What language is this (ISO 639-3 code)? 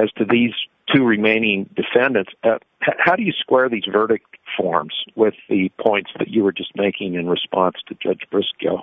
eng